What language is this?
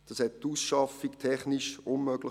Swiss German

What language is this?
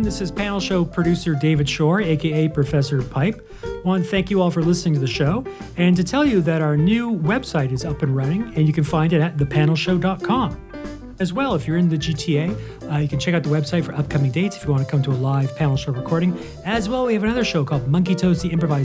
English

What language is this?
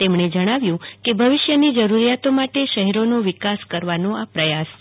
Gujarati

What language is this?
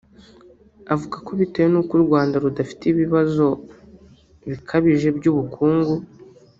Kinyarwanda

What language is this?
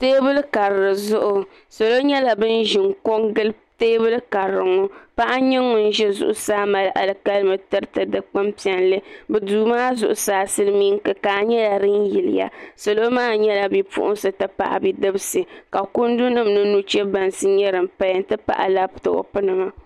Dagbani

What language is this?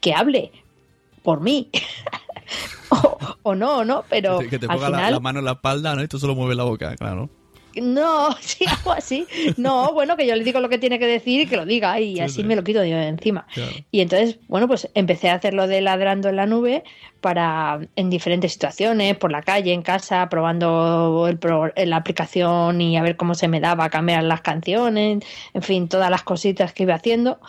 Spanish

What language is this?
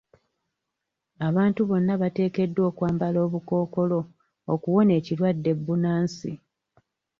Ganda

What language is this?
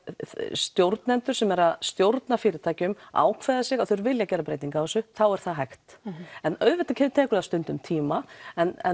Icelandic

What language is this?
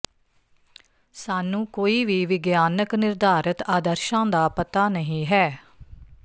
Punjabi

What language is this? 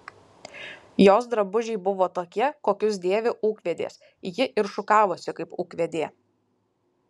Lithuanian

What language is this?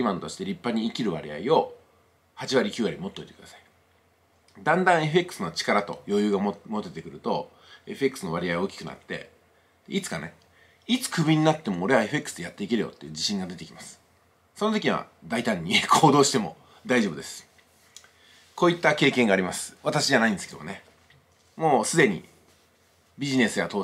Japanese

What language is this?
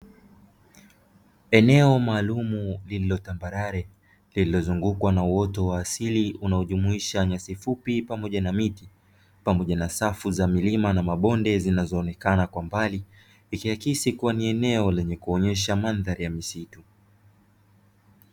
Swahili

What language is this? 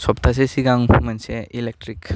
Bodo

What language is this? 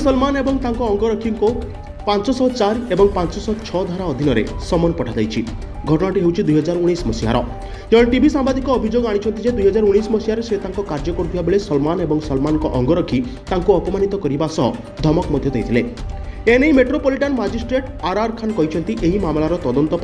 Hindi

